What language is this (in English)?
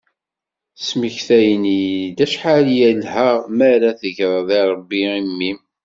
Kabyle